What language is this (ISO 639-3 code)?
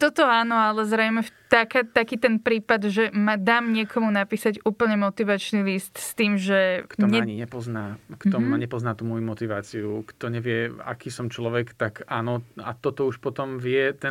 slk